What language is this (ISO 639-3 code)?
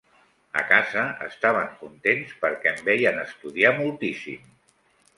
cat